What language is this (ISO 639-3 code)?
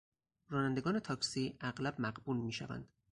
fas